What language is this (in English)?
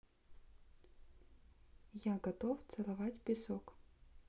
Russian